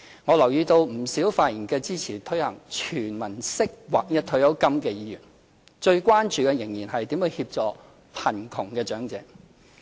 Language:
Cantonese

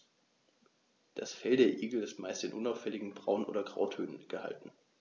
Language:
German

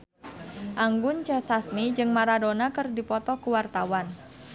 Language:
Sundanese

